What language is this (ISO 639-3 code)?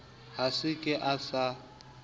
sot